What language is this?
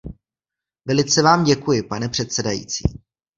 Czech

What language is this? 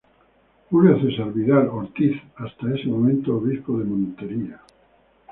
Spanish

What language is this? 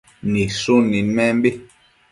Matsés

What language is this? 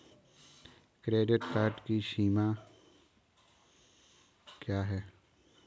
Hindi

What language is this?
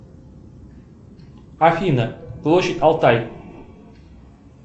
Russian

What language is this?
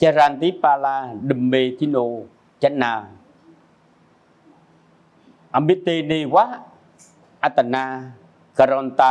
Vietnamese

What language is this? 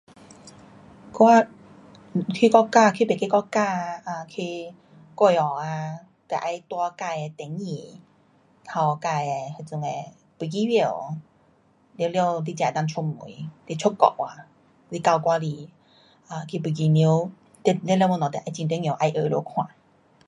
Pu-Xian Chinese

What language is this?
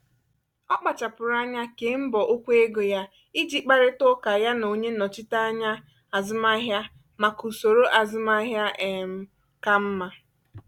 Igbo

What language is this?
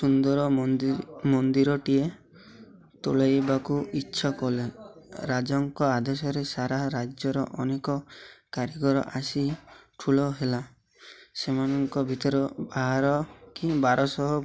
Odia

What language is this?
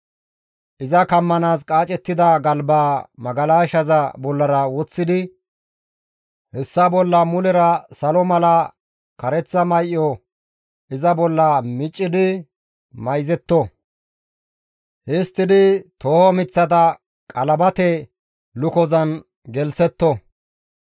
Gamo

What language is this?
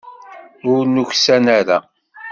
Kabyle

